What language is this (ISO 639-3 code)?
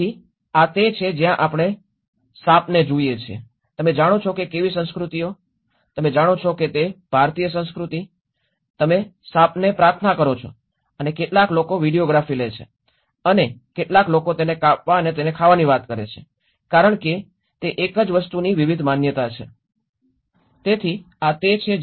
guj